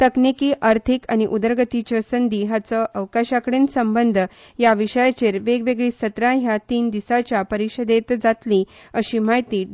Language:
Konkani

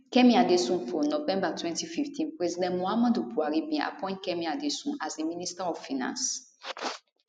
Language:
Nigerian Pidgin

